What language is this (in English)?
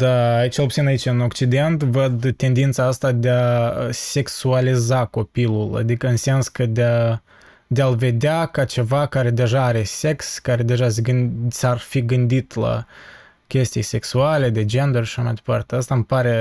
Romanian